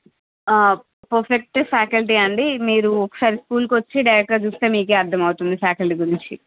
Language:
Telugu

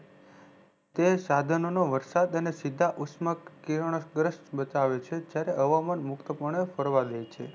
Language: Gujarati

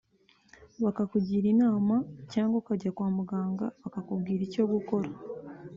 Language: Kinyarwanda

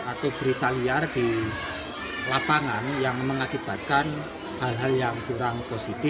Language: Indonesian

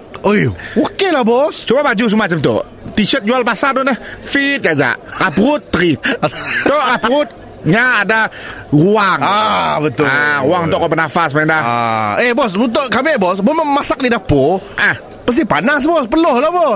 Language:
Malay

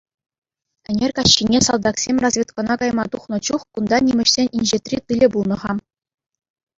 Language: Chuvash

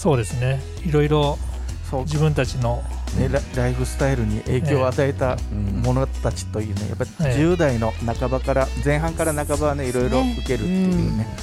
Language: Japanese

